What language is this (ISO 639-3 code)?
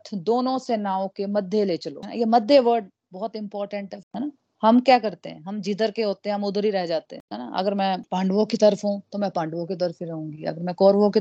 hin